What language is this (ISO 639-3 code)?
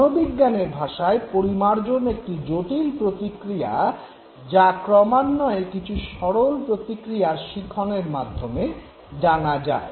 ben